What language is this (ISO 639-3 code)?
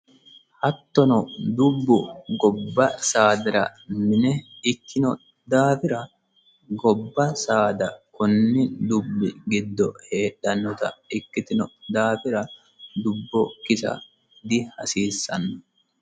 sid